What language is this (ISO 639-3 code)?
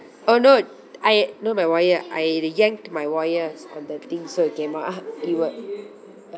eng